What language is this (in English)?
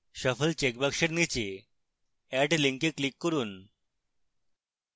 Bangla